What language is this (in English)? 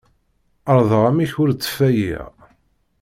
Kabyle